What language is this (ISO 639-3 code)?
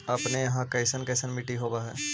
mag